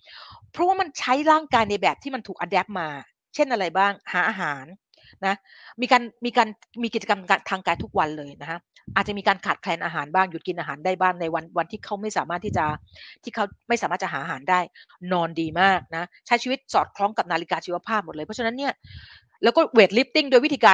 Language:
Thai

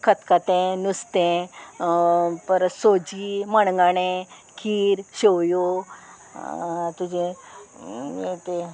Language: Konkani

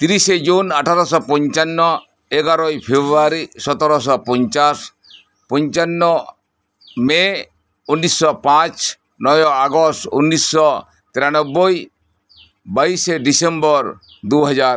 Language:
Santali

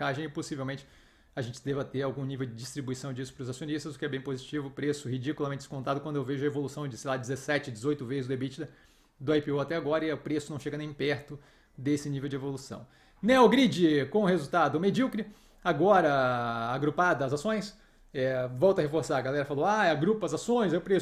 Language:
Portuguese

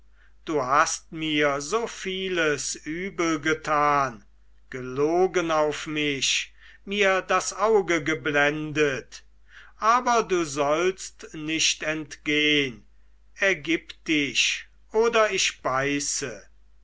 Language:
German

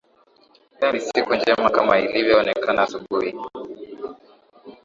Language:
Swahili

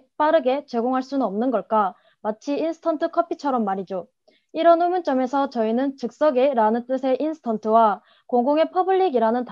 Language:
Korean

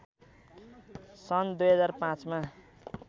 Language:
Nepali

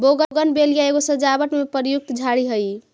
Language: Magahi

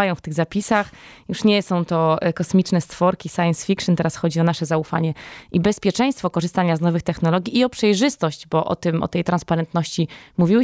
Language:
Polish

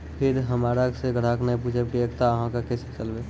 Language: Maithili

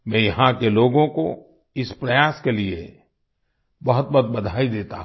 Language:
Hindi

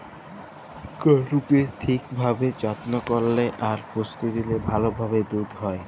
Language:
Bangla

